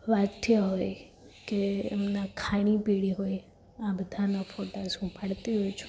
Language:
Gujarati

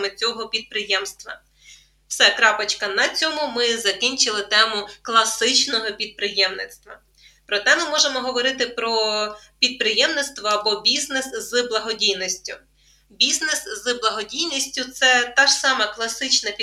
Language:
Ukrainian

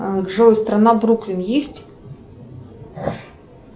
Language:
Russian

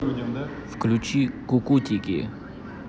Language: Russian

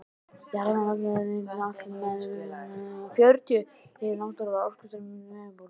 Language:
Icelandic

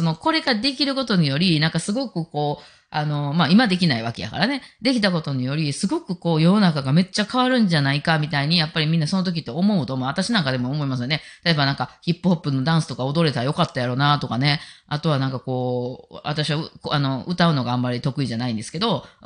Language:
Japanese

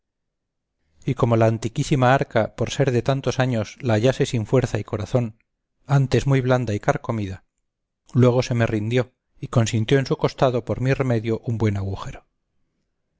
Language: Spanish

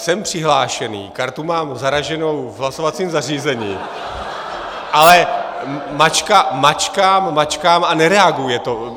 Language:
Czech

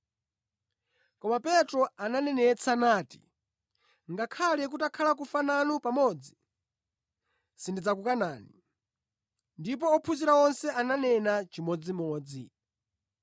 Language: Nyanja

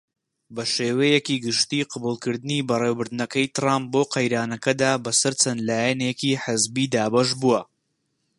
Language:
Central Kurdish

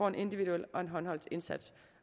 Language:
Danish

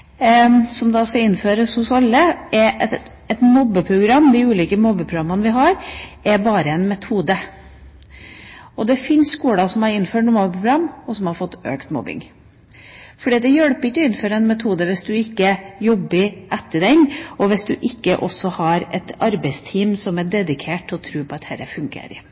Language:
Norwegian Bokmål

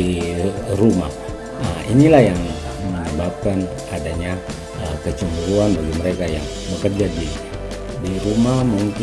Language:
Indonesian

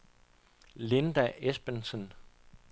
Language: Danish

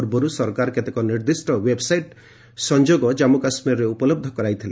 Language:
Odia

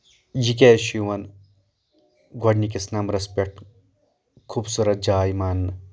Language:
Kashmiri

